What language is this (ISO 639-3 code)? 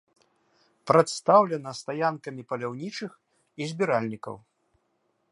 bel